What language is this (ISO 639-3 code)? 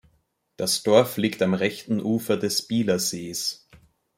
deu